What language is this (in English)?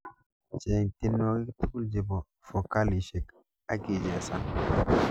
Kalenjin